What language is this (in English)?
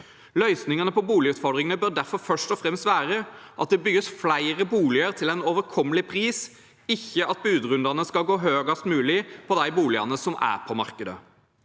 Norwegian